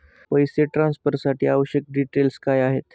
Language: Marathi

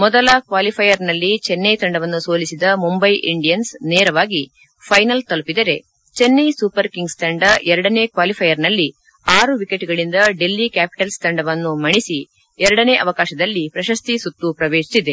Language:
Kannada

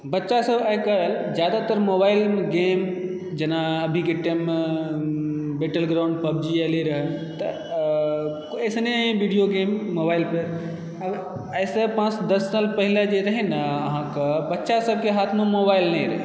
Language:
Maithili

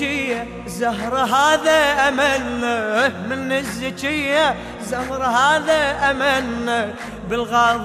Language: Arabic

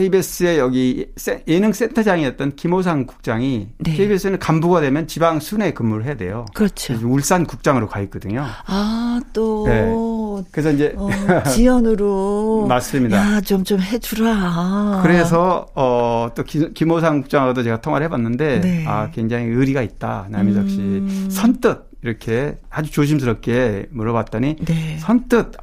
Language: Korean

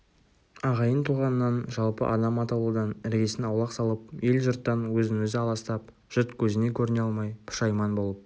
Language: Kazakh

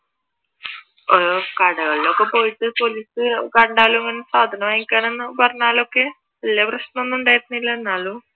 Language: Malayalam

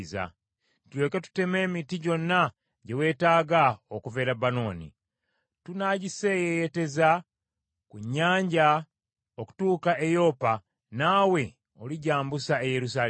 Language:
Ganda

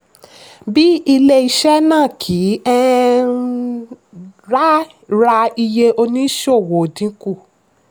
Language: Yoruba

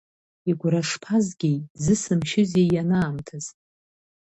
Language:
Abkhazian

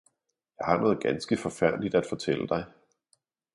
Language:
Danish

